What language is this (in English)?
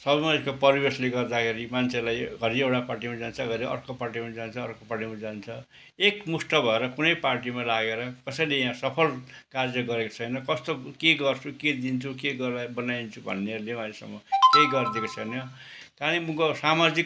Nepali